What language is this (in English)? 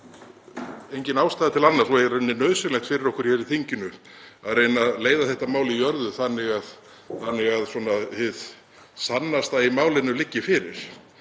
Icelandic